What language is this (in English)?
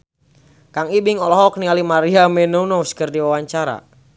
Sundanese